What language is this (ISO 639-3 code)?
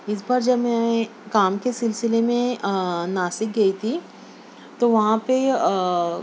urd